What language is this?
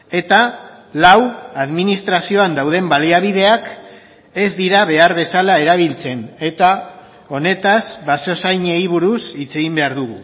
Basque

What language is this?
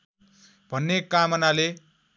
Nepali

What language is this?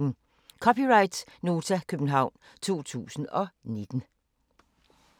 Danish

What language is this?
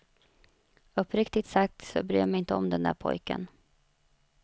Swedish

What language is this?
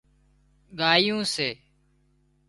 Wadiyara Koli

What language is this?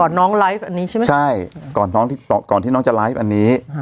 Thai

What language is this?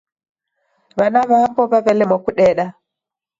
Taita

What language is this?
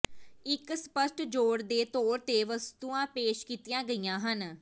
Punjabi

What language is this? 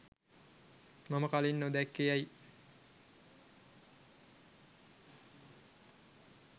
Sinhala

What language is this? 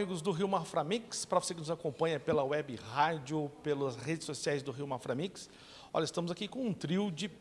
Portuguese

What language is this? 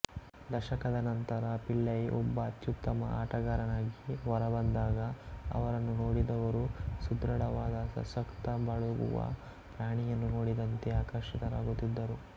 Kannada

